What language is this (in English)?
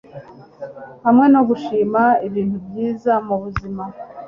Kinyarwanda